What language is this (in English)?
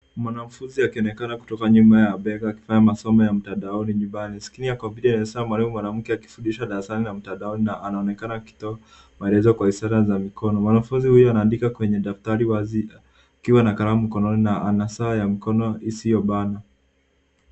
Swahili